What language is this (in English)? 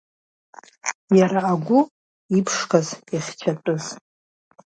Abkhazian